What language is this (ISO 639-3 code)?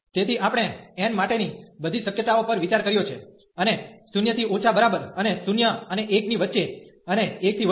guj